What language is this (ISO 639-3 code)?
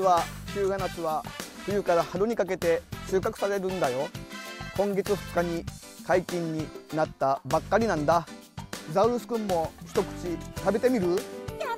jpn